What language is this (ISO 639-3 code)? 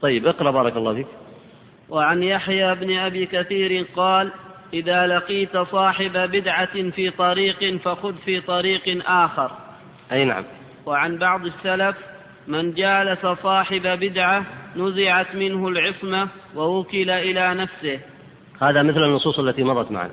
ara